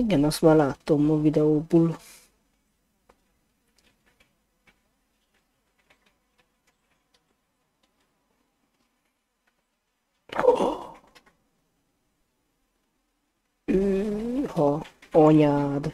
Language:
Hungarian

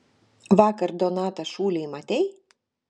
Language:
Lithuanian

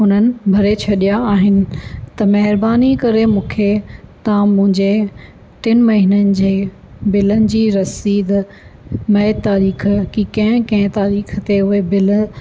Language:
Sindhi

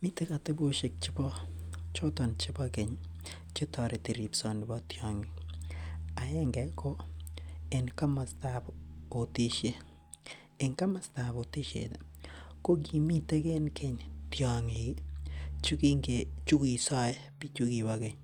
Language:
Kalenjin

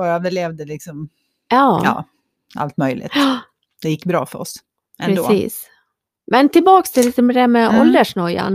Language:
Swedish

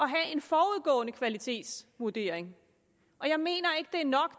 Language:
Danish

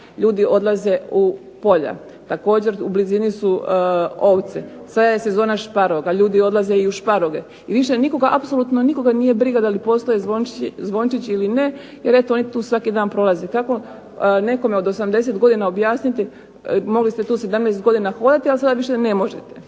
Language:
Croatian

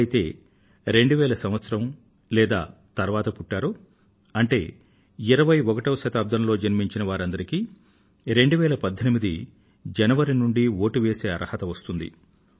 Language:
Telugu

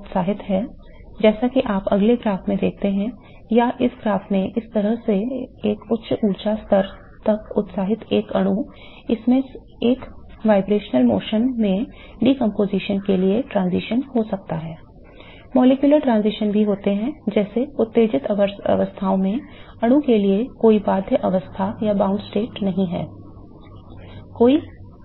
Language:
Hindi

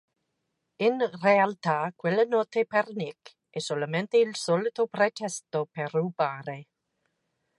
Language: Italian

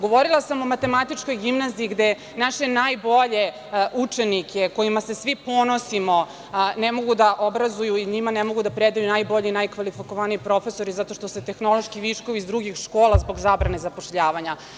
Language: Serbian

